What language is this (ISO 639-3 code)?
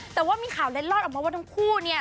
tha